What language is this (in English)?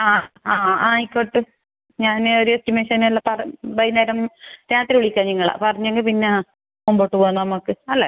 Malayalam